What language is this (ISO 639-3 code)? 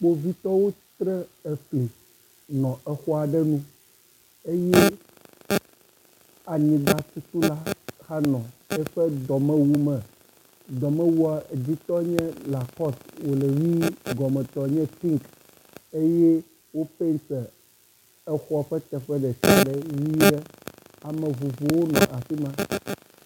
ewe